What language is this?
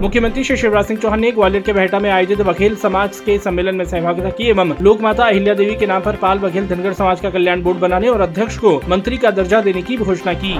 Hindi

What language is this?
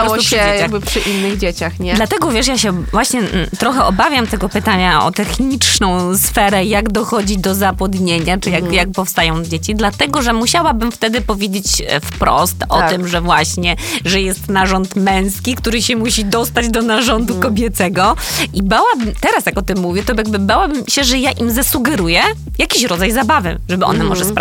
Polish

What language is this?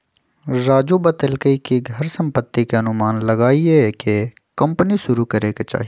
Magahi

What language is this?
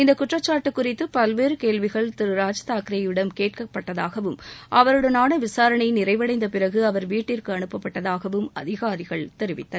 Tamil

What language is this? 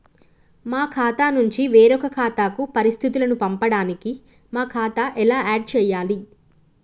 Telugu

